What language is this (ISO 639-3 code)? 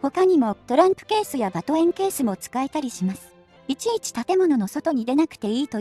jpn